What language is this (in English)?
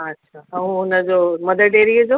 Sindhi